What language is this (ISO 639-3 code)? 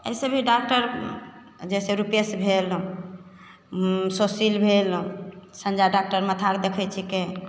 mai